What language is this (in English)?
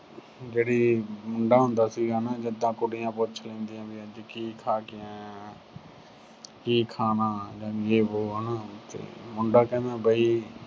Punjabi